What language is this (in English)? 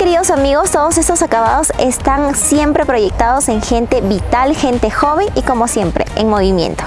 Spanish